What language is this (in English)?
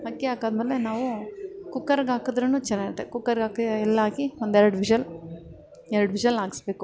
Kannada